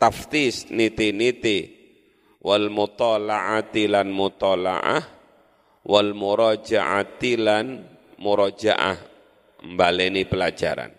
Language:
Indonesian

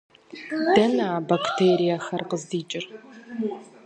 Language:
Kabardian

